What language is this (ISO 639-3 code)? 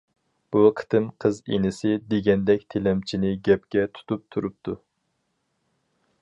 uig